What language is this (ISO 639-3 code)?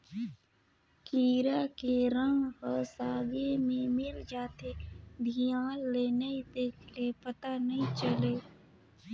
hne